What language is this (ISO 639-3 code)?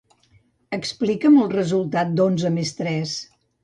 cat